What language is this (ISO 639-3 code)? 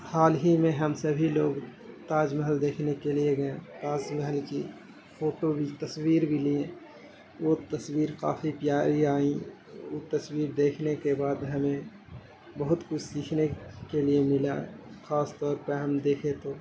urd